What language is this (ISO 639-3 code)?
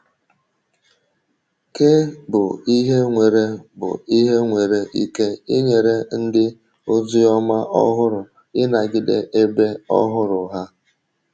ibo